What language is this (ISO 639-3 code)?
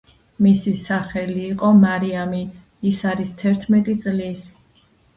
kat